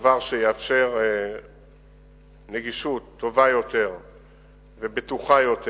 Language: Hebrew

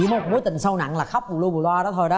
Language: Vietnamese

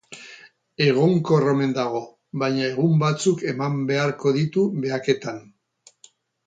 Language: Basque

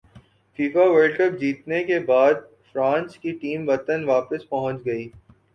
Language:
Urdu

